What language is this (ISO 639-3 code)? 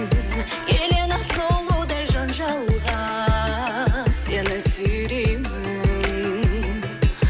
kaz